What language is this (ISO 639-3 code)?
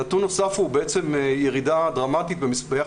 heb